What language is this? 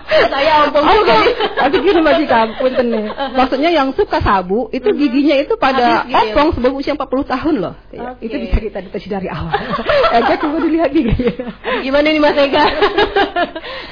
Indonesian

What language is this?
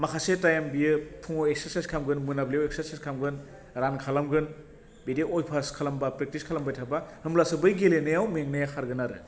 Bodo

